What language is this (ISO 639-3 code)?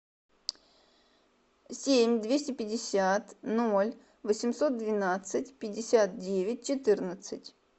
rus